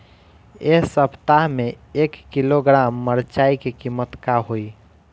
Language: Bhojpuri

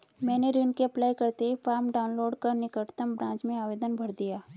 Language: Hindi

